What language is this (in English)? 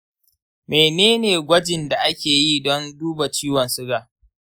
Hausa